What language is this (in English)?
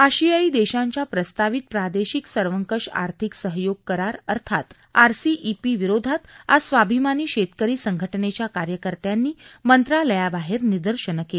Marathi